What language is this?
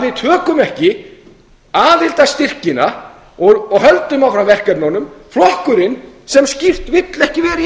Icelandic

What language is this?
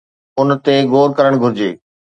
Sindhi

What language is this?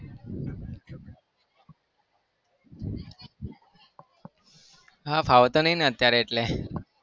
Gujarati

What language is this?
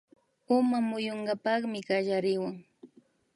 Imbabura Highland Quichua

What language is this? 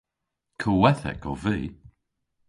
Cornish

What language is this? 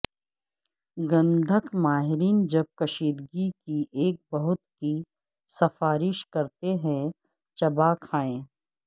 Urdu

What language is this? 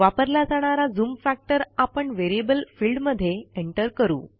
Marathi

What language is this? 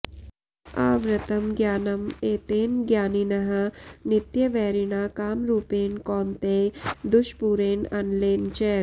Sanskrit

